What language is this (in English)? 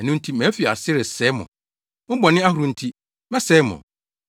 Akan